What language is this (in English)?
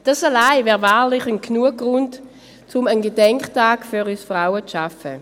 Swiss German